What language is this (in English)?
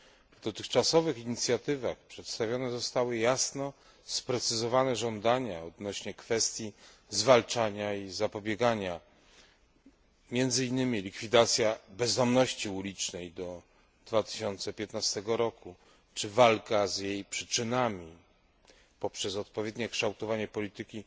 Polish